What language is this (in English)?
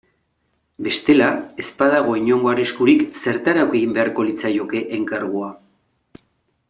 Basque